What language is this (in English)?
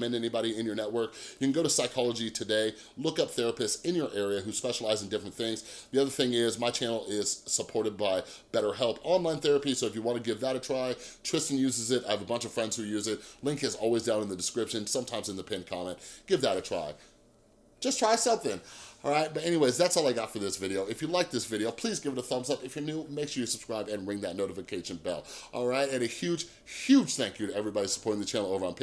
English